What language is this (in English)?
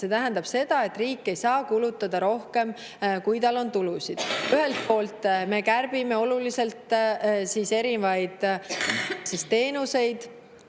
Estonian